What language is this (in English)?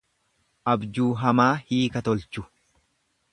Oromo